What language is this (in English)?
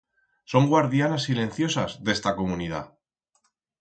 Aragonese